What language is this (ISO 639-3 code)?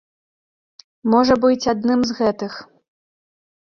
bel